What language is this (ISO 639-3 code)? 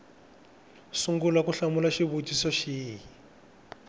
tso